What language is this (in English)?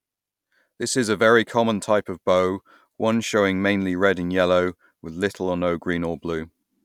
English